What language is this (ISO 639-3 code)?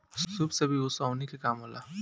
bho